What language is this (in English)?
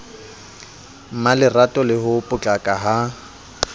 Southern Sotho